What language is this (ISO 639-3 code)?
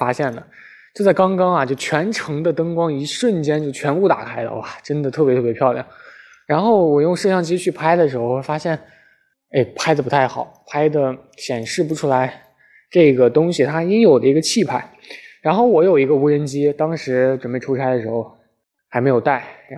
zho